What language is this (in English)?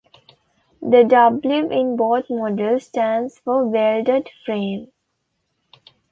English